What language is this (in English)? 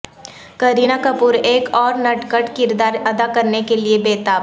Urdu